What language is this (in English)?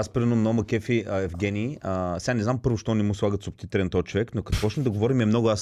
Bulgarian